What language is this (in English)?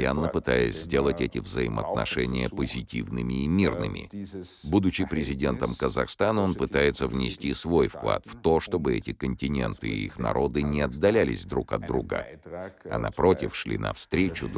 Russian